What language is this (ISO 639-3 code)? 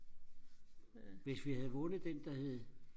dan